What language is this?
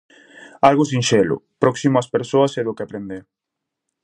Galician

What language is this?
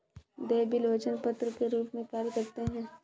Hindi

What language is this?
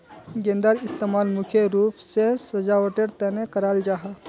Magahi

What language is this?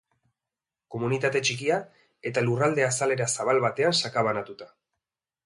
Basque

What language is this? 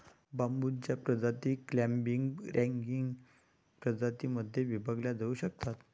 Marathi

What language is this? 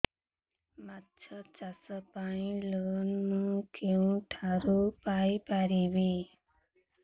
Odia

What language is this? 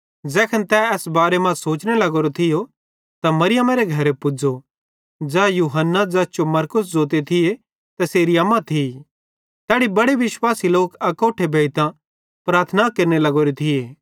Bhadrawahi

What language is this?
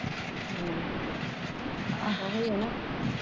Punjabi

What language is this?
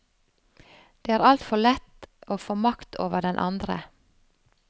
Norwegian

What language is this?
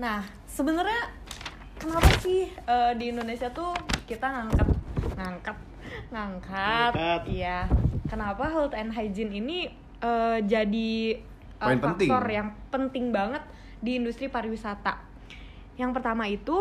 Indonesian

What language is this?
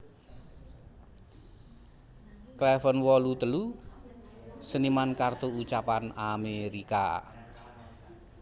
Javanese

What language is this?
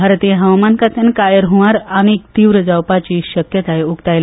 Konkani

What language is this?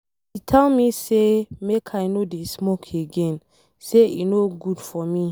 Nigerian Pidgin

